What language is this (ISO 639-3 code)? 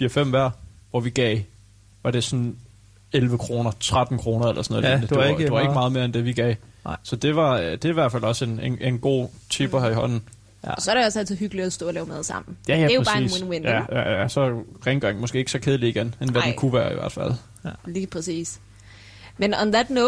dan